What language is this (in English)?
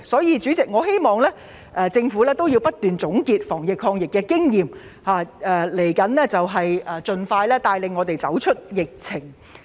Cantonese